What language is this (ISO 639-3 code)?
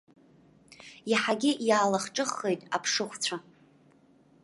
abk